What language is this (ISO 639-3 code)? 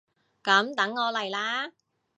yue